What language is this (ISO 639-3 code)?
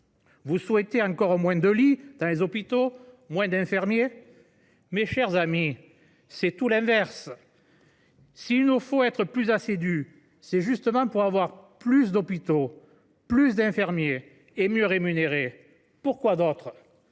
fra